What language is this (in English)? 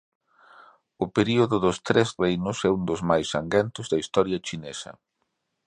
Galician